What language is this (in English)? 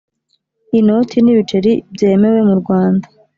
Kinyarwanda